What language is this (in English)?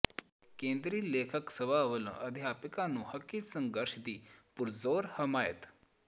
Punjabi